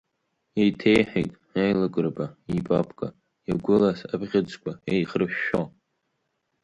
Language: Abkhazian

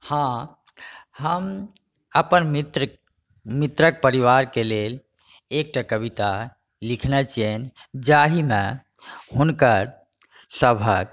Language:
Maithili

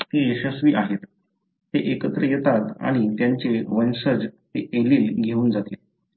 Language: Marathi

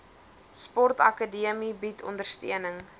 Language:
Afrikaans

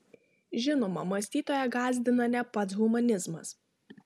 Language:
Lithuanian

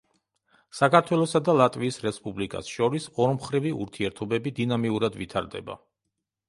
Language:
Georgian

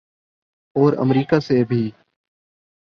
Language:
Urdu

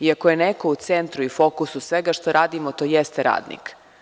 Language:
Serbian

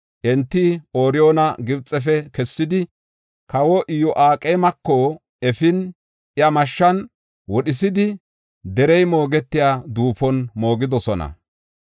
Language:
Gofa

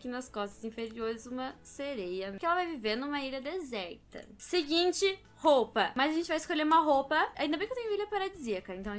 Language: Portuguese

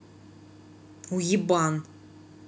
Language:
Russian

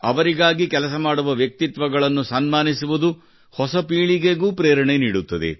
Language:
Kannada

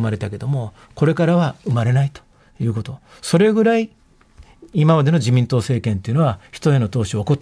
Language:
Japanese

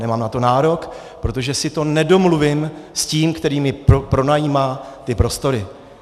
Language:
Czech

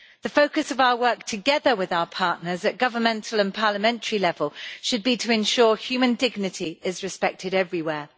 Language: English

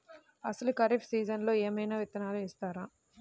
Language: Telugu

